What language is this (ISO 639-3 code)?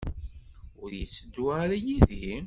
kab